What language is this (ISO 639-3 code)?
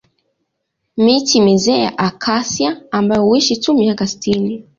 swa